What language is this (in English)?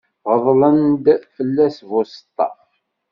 Kabyle